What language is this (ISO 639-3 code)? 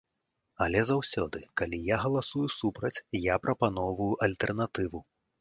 bel